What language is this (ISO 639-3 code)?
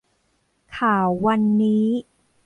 tha